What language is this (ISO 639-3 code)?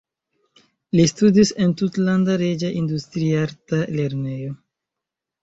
epo